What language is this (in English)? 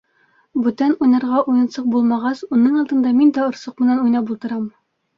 Bashkir